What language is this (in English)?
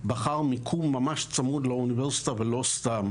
Hebrew